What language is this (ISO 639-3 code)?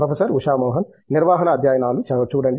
tel